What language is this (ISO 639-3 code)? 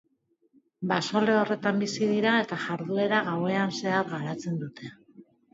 eus